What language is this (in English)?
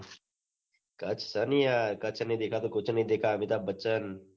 Gujarati